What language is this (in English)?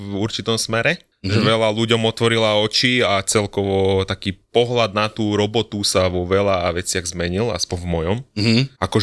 Slovak